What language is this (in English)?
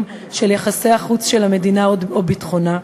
Hebrew